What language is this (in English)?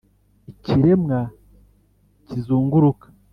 Kinyarwanda